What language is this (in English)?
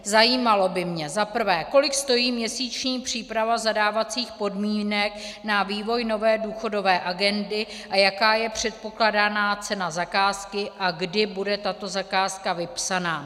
Czech